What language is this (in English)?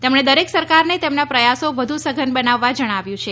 Gujarati